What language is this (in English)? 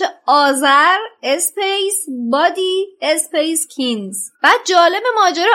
Persian